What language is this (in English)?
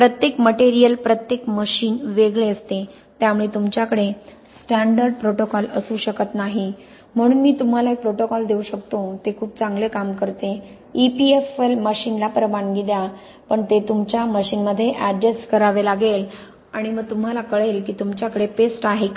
Marathi